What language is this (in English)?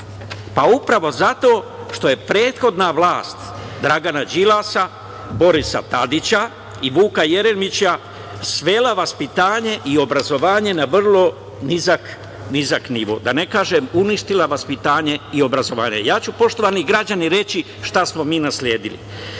Serbian